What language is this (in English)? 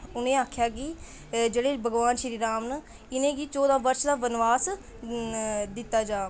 Dogri